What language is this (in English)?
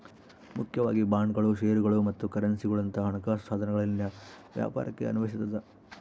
Kannada